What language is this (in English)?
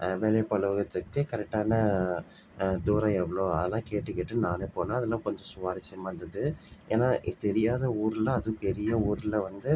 Tamil